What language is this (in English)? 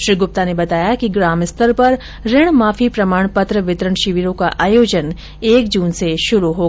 Hindi